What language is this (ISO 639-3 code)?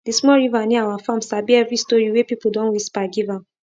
pcm